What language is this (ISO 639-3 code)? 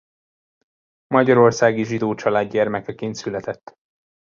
hun